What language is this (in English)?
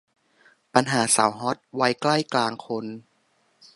Thai